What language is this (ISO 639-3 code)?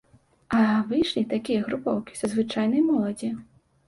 bel